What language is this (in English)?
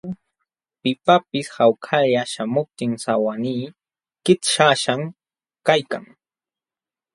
Jauja Wanca Quechua